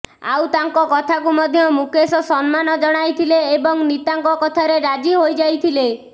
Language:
Odia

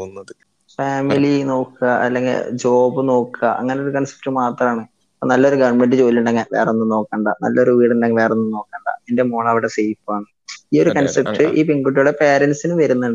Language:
Malayalam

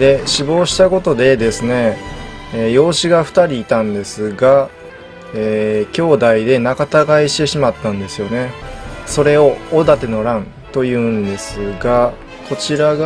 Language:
Japanese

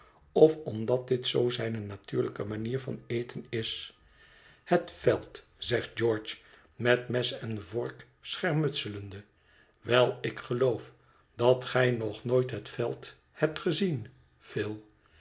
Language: Dutch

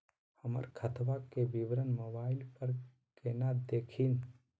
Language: Magahi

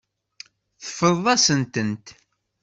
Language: Kabyle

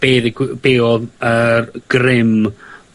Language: Welsh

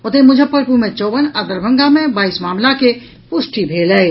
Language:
Maithili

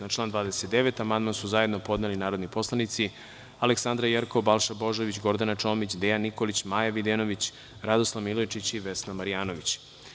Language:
Serbian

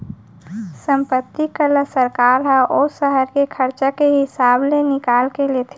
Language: Chhattisgarhi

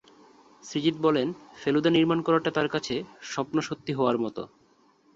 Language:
Bangla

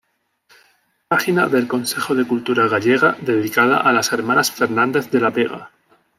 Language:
Spanish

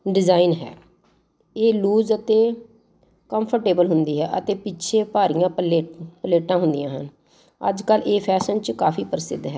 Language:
Punjabi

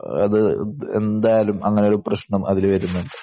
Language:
Malayalam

